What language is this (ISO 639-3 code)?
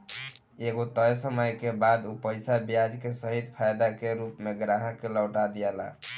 bho